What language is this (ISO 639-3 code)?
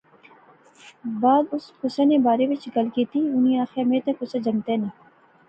phr